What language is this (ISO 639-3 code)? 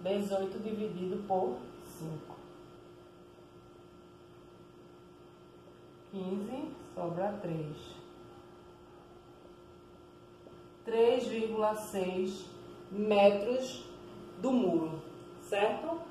por